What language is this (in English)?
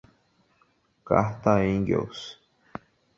Portuguese